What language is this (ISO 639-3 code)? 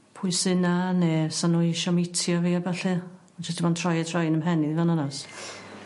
cym